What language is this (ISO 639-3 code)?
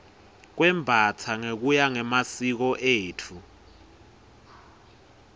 ssw